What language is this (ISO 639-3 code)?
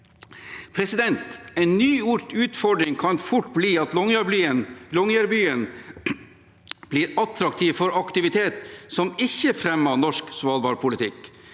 nor